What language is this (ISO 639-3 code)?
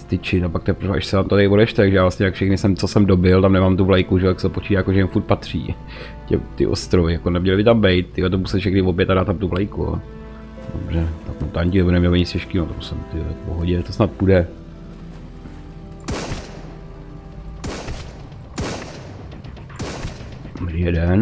ces